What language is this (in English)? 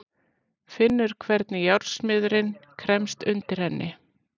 Icelandic